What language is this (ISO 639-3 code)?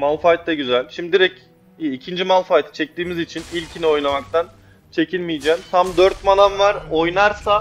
tur